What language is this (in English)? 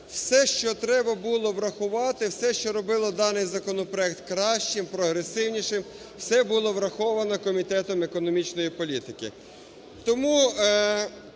Ukrainian